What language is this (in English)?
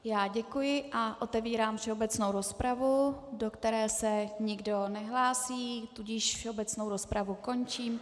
Czech